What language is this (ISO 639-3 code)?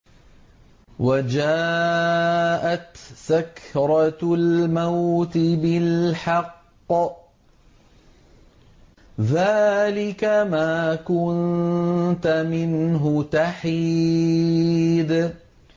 ara